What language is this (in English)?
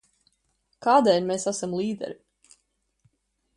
Latvian